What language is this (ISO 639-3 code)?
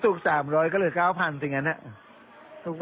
tha